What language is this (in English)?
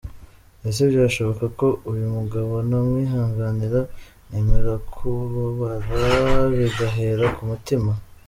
Kinyarwanda